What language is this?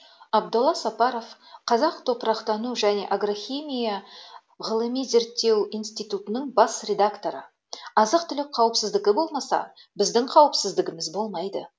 Kazakh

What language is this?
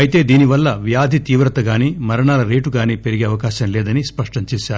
Telugu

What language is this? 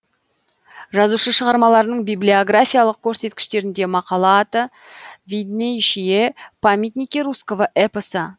Kazakh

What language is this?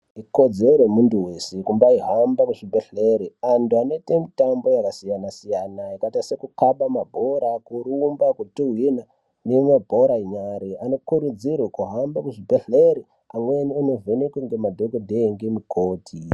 Ndau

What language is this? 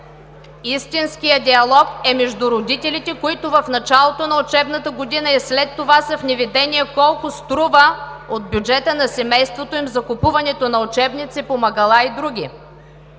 Bulgarian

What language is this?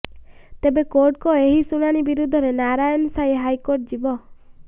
Odia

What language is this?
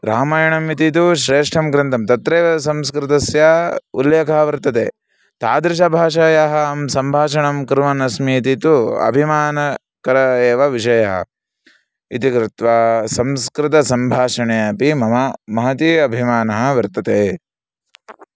Sanskrit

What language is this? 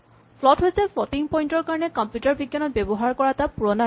Assamese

